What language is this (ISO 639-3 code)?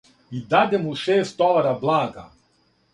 srp